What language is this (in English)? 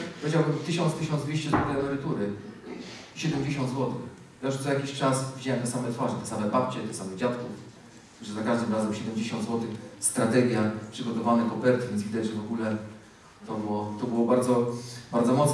Polish